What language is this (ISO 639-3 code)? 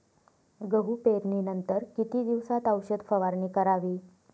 mar